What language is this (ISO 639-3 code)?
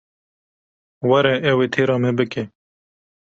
kur